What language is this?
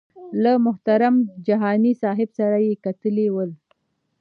Pashto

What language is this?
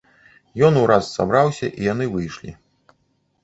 Belarusian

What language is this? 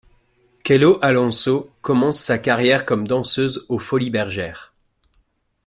French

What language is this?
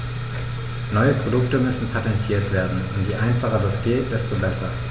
German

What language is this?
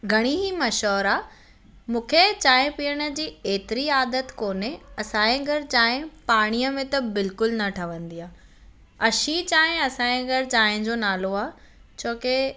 Sindhi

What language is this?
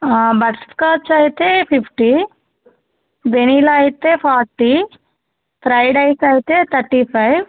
Telugu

